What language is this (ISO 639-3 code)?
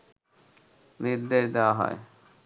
ben